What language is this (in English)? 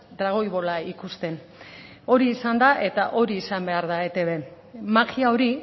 Basque